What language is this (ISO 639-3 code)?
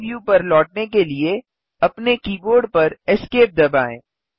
hin